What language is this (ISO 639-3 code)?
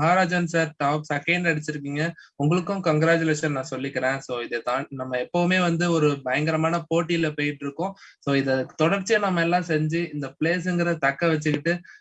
tam